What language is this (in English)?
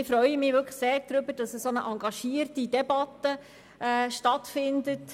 Swiss German